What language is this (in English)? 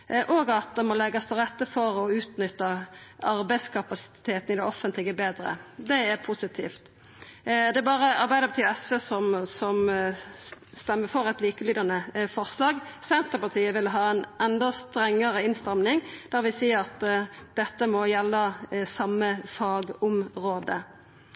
Norwegian Nynorsk